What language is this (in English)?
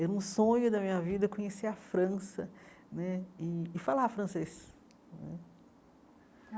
Portuguese